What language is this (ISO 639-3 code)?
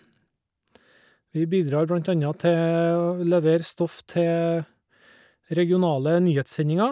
nor